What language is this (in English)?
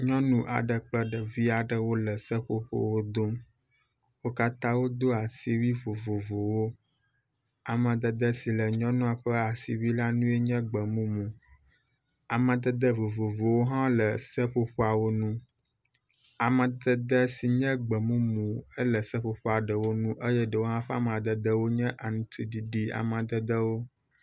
Ewe